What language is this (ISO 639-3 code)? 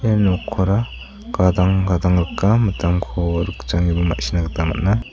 grt